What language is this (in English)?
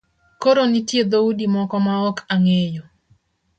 Luo (Kenya and Tanzania)